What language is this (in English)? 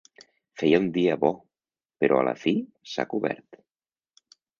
Catalan